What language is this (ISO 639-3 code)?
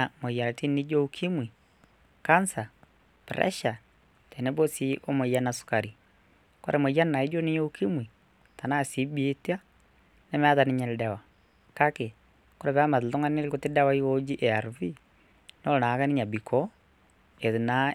mas